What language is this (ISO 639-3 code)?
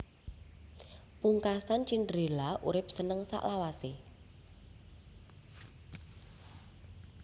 jav